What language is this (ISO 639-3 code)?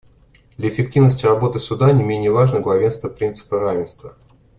rus